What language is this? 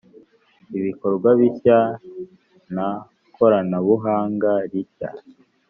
Kinyarwanda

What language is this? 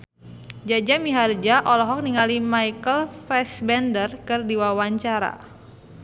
Sundanese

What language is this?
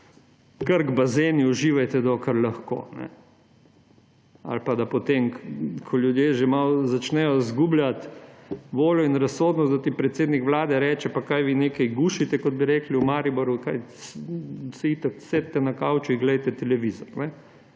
Slovenian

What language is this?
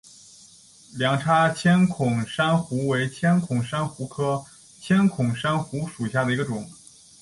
Chinese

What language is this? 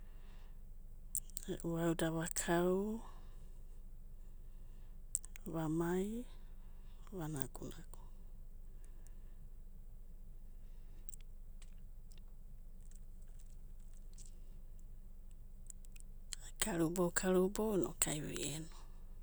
Abadi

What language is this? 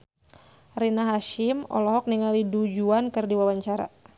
Sundanese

